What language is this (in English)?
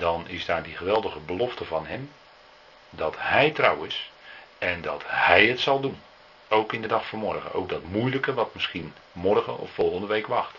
Dutch